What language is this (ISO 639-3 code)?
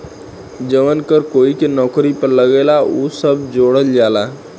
bho